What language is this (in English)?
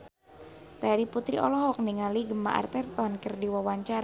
Sundanese